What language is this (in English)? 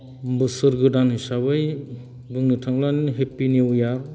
Bodo